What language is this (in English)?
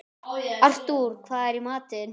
Icelandic